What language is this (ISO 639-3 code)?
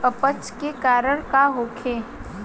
bho